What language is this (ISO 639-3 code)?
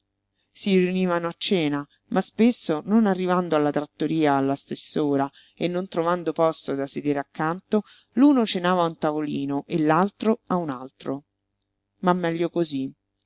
ita